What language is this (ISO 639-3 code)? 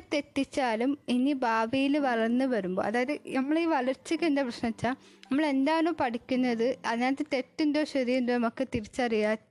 mal